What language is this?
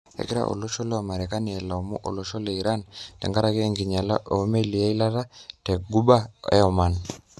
Masai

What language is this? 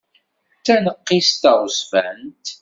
Kabyle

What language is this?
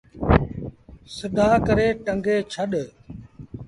Sindhi Bhil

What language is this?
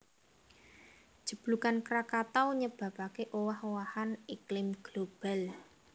Javanese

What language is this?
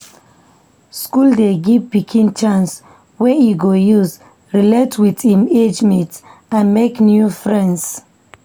Nigerian Pidgin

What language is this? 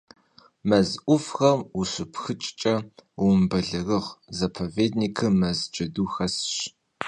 Kabardian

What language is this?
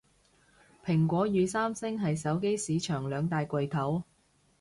Cantonese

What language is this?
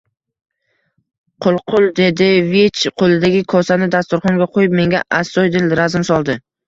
Uzbek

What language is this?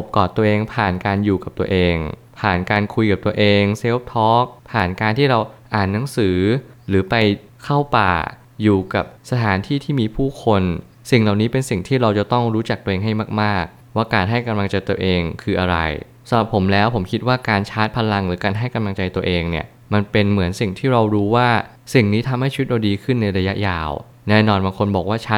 Thai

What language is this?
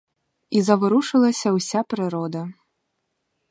Ukrainian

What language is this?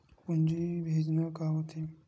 Chhattisgarhi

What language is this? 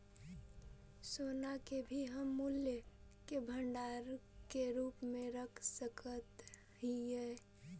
Magahi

